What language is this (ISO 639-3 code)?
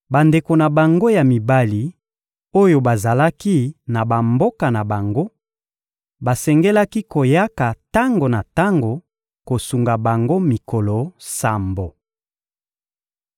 lin